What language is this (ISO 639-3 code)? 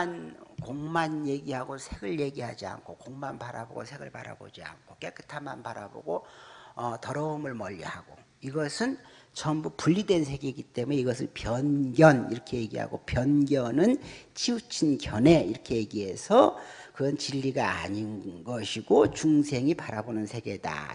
kor